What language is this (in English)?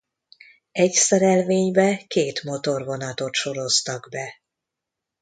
Hungarian